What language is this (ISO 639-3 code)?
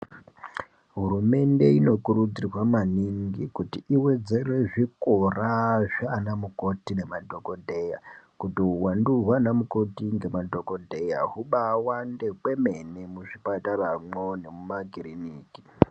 ndc